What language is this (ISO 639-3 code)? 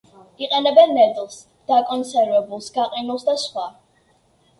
kat